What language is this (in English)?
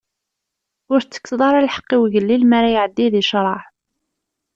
Kabyle